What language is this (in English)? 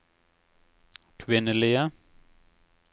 Norwegian